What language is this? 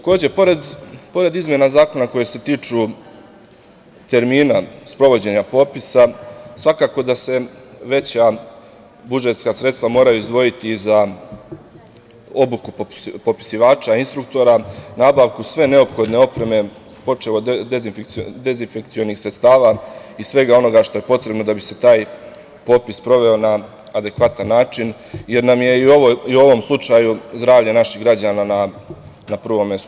Serbian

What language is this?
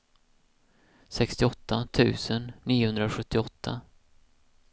Swedish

